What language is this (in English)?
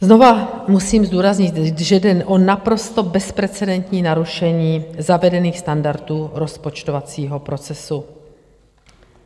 Czech